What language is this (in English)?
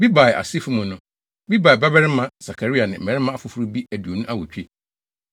Akan